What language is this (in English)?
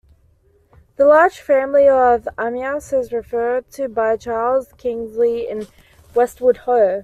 English